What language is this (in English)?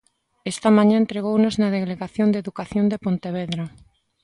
Galician